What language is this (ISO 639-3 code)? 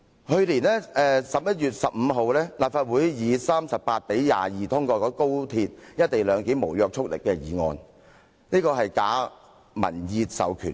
yue